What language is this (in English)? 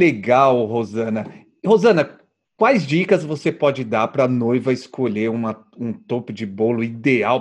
Portuguese